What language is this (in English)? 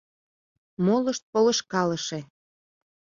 Mari